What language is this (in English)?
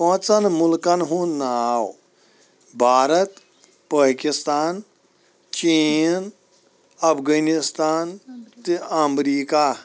Kashmiri